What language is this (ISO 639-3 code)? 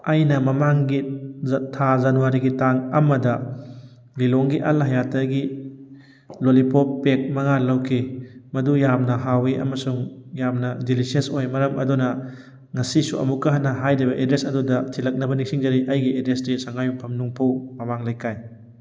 mni